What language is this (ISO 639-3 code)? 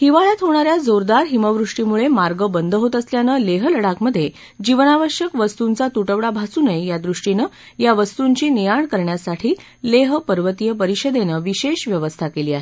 mar